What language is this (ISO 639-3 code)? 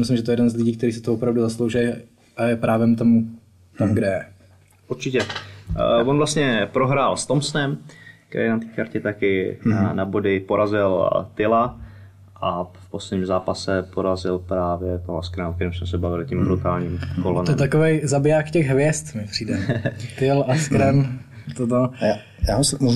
ces